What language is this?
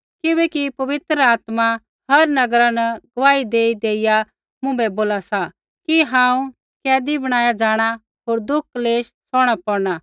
Kullu Pahari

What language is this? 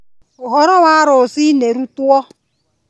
Kikuyu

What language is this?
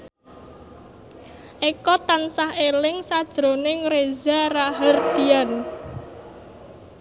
Javanese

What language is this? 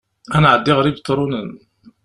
Kabyle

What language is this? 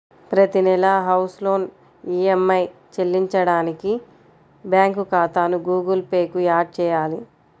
Telugu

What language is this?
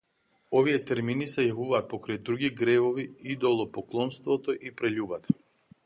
Macedonian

